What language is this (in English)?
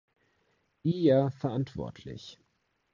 German